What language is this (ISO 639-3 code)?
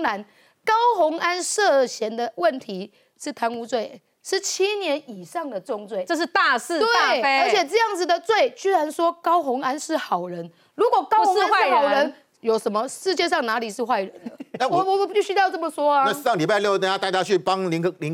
zho